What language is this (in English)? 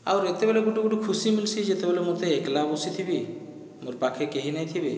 Odia